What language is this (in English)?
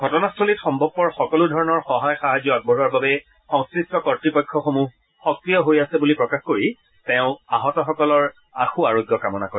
Assamese